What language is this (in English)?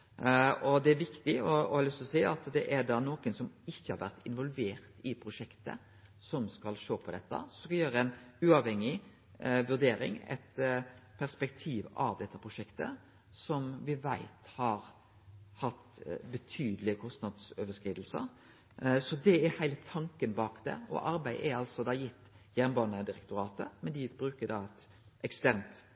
Norwegian Nynorsk